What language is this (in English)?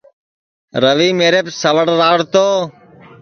Sansi